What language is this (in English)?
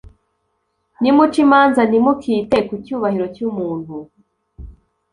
Kinyarwanda